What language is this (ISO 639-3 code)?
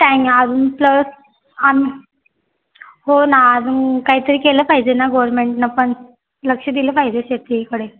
mar